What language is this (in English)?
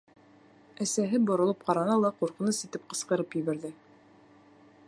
Bashkir